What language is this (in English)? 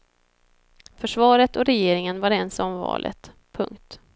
Swedish